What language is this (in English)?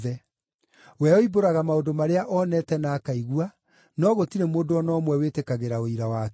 Kikuyu